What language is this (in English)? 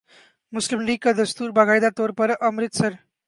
Urdu